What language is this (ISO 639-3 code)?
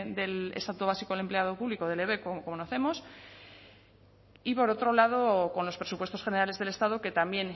spa